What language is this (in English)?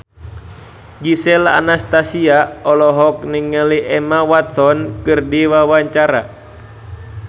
Sundanese